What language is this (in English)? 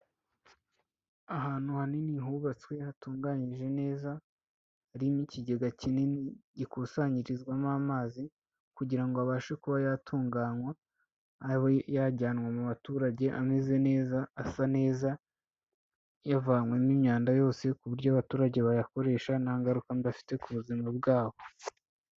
Kinyarwanda